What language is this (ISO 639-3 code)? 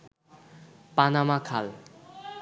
ben